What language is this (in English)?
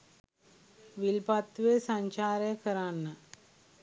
Sinhala